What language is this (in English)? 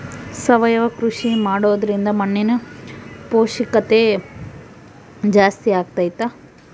Kannada